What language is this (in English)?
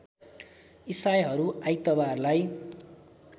Nepali